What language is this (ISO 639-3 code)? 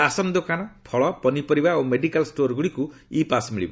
ori